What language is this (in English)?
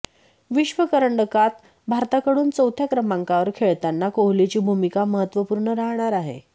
Marathi